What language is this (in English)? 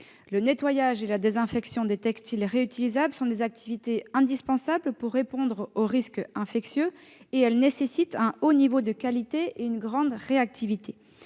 French